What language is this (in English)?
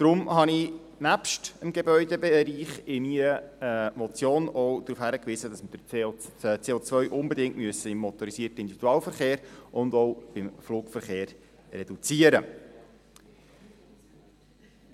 Swiss German